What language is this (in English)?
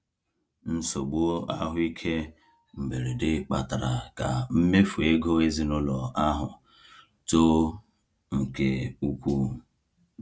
Igbo